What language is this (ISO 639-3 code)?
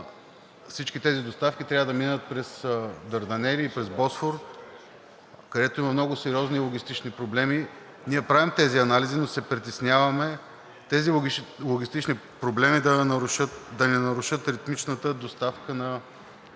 bul